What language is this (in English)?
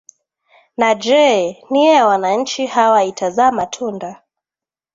Swahili